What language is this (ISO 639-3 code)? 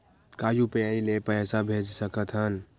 hne